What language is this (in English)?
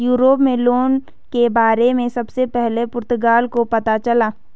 Hindi